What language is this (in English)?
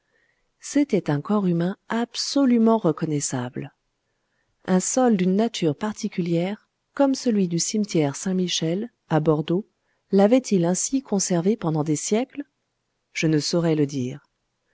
French